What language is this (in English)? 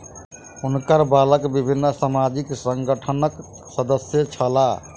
Maithili